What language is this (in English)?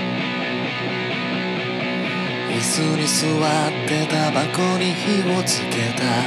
Japanese